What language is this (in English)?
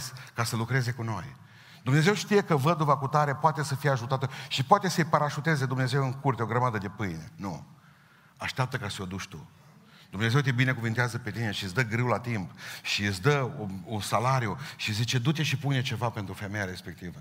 Romanian